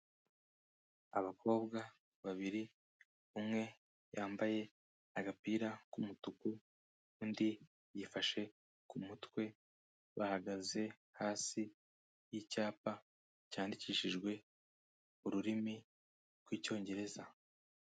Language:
Kinyarwanda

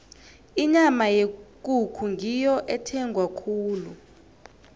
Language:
South Ndebele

